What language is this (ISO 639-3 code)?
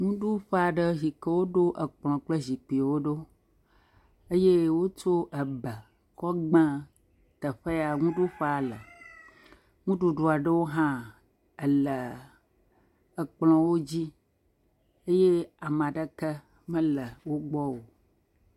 ewe